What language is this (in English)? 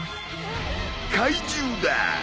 Japanese